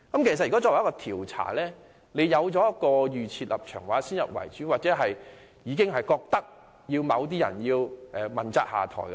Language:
Cantonese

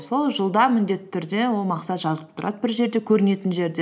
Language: Kazakh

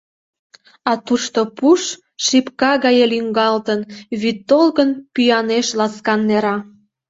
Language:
Mari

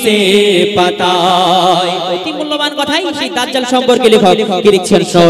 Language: Hindi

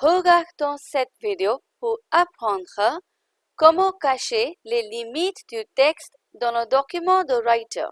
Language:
French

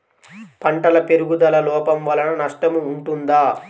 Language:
Telugu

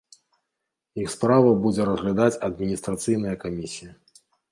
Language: Belarusian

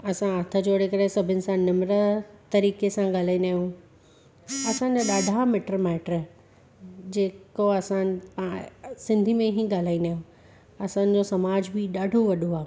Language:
Sindhi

